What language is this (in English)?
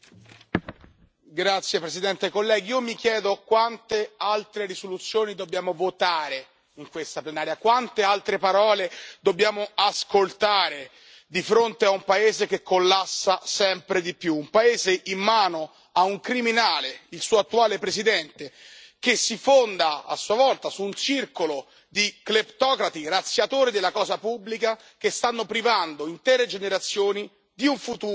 Italian